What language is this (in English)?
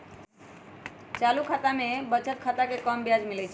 Magahi